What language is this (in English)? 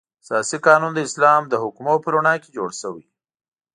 Pashto